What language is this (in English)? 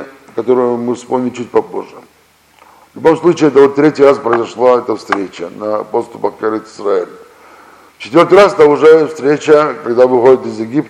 Russian